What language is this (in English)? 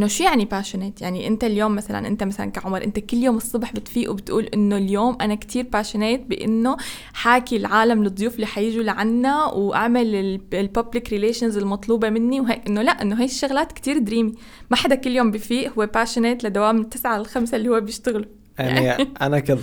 Arabic